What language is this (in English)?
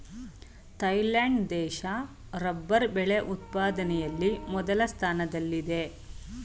Kannada